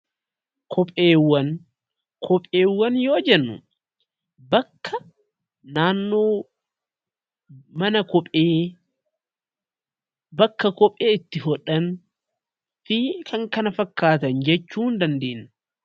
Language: Oromo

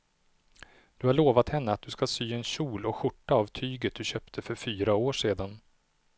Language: Swedish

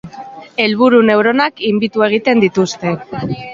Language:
Basque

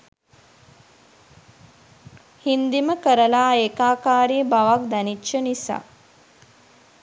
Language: Sinhala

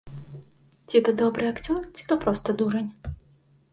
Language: Belarusian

